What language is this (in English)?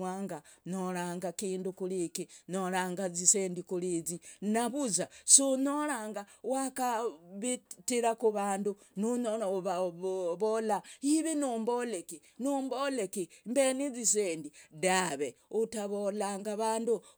Logooli